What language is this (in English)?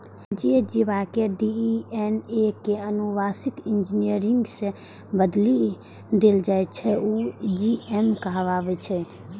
Maithili